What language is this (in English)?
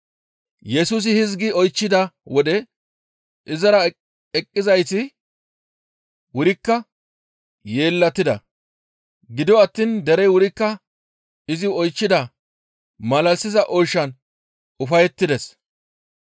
Gamo